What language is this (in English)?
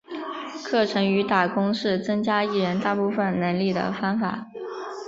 Chinese